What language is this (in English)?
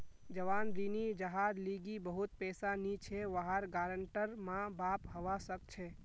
Magahi